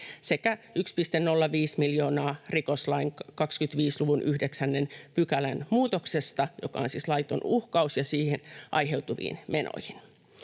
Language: Finnish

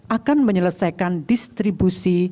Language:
Indonesian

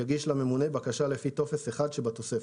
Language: Hebrew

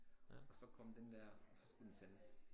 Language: Danish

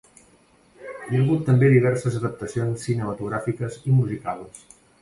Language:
Catalan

